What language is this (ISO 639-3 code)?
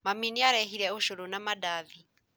kik